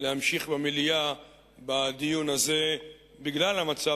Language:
Hebrew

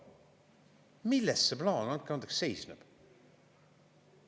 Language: Estonian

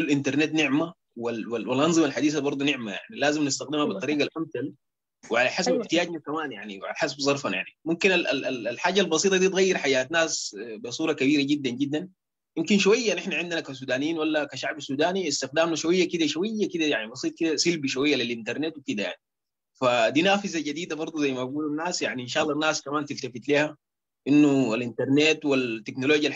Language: Arabic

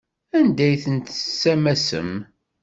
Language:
Kabyle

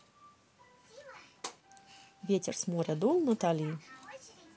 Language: Russian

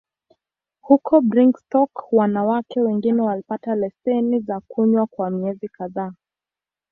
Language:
Swahili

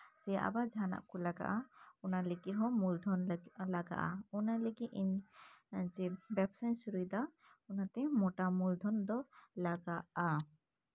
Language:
Santali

